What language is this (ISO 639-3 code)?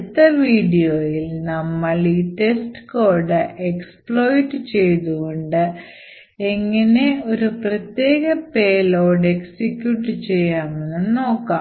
mal